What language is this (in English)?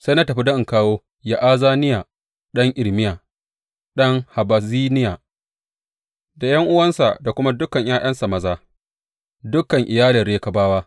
Hausa